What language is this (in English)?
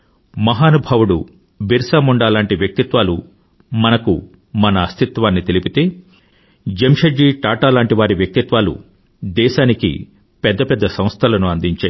Telugu